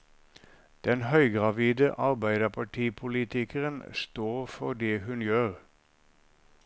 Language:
Norwegian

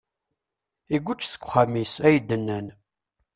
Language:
Kabyle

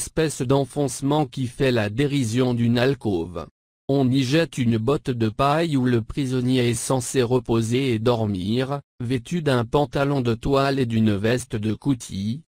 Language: French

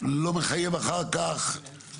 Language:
Hebrew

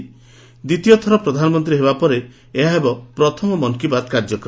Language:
Odia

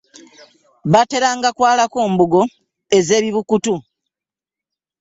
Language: Ganda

